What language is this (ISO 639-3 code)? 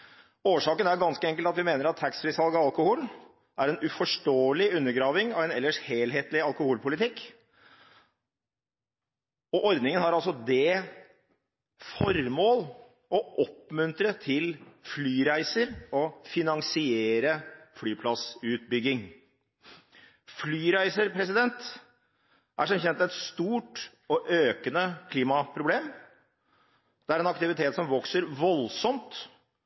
nob